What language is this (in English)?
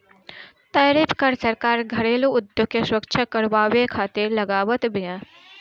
Bhojpuri